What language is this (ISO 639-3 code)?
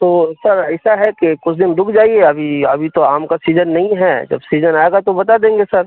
urd